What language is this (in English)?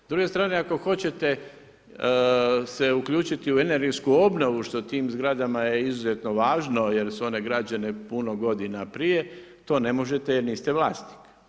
Croatian